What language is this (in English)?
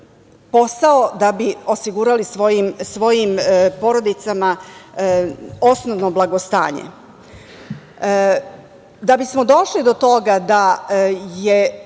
Serbian